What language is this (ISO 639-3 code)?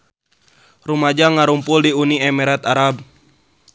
sun